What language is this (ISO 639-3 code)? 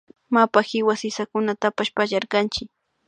qvi